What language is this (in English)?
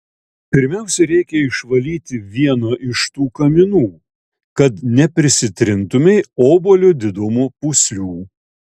Lithuanian